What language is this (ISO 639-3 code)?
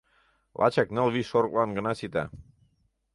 chm